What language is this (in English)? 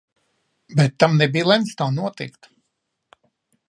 Latvian